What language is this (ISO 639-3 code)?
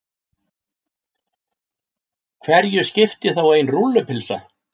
isl